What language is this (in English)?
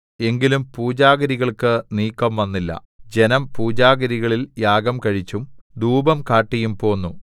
Malayalam